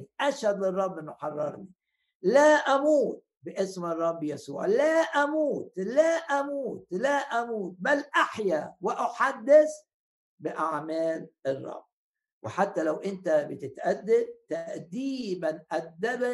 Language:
Arabic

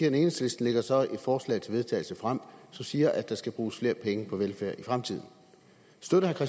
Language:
Danish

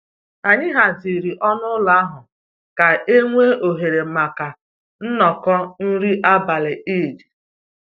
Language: Igbo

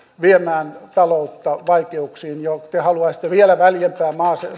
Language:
Finnish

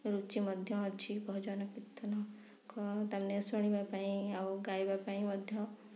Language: Odia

